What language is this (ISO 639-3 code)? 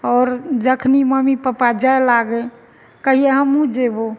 mai